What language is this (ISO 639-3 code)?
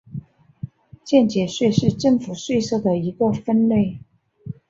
zho